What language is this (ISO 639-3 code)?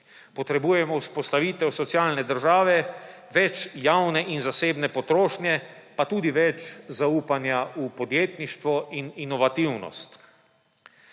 slv